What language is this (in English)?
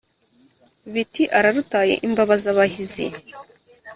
Kinyarwanda